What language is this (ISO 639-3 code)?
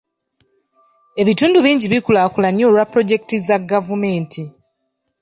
lug